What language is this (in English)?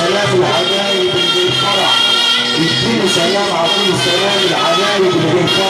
Arabic